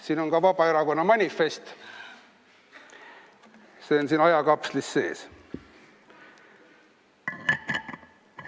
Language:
Estonian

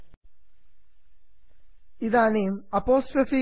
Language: Sanskrit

